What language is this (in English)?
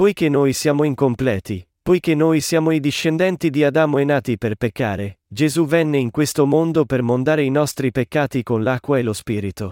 Italian